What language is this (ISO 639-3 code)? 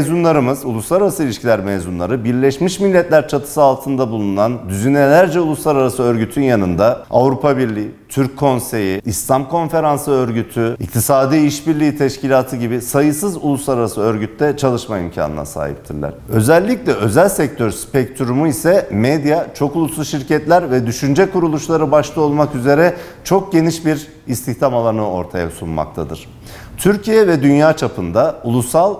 tur